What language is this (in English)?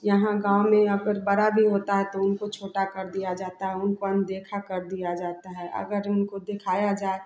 Hindi